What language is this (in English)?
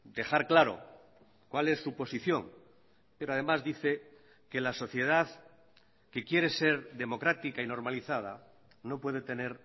Spanish